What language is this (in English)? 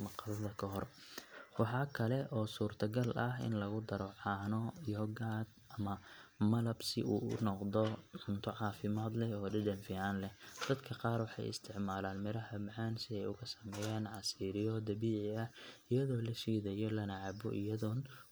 Somali